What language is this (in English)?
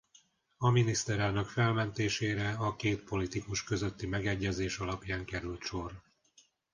Hungarian